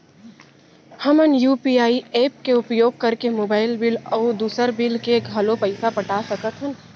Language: Chhattisgarhi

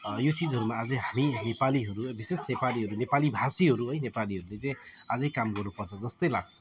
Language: Nepali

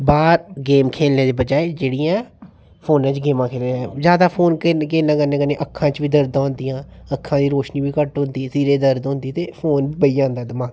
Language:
Dogri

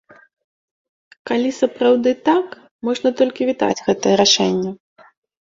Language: Belarusian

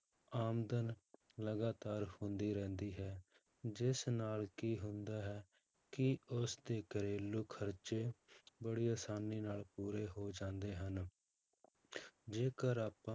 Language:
Punjabi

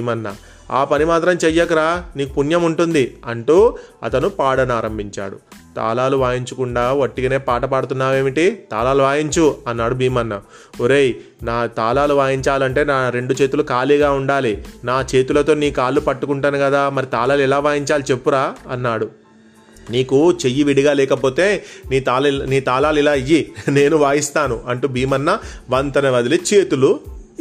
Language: Telugu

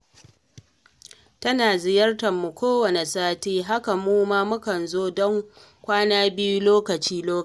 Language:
Hausa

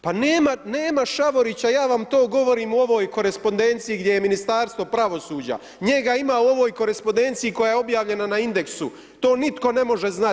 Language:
Croatian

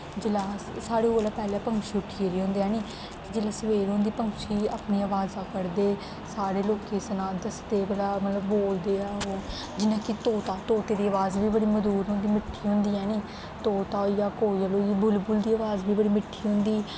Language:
Dogri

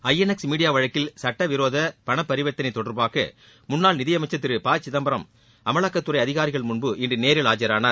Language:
Tamil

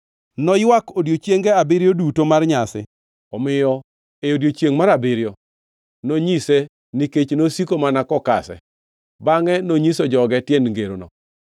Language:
Luo (Kenya and Tanzania)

